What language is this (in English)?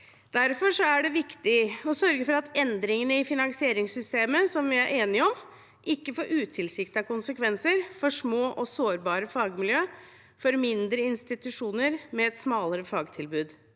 Norwegian